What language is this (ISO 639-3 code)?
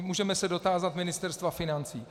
ces